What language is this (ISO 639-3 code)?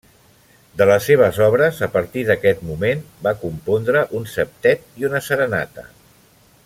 cat